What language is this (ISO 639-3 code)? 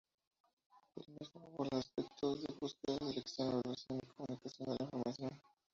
spa